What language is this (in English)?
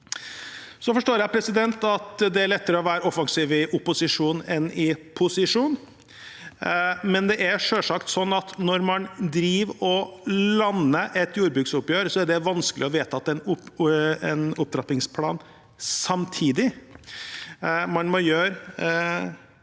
Norwegian